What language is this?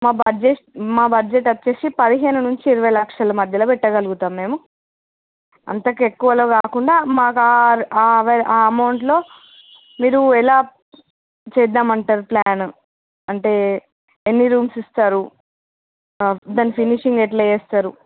Telugu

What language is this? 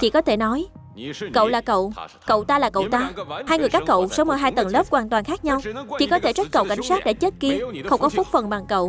Vietnamese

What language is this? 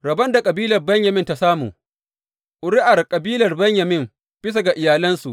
Hausa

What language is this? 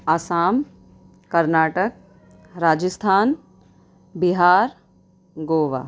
Urdu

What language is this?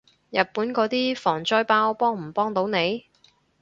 Cantonese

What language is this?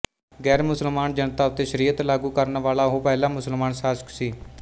Punjabi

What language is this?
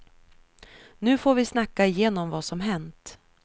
Swedish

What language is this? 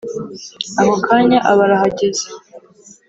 Kinyarwanda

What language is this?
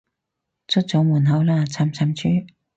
Cantonese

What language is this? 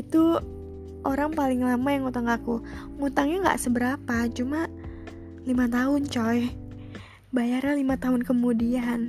Indonesian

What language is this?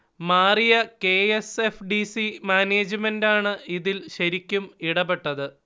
Malayalam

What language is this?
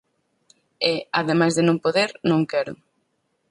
Galician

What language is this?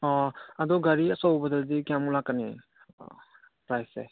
Manipuri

